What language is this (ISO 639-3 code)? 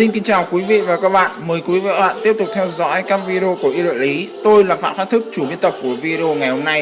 vie